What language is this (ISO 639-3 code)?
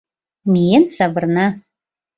chm